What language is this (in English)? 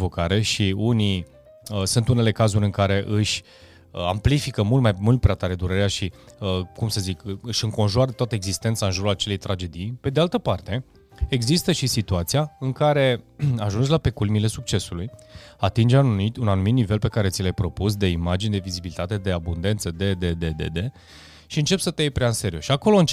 Romanian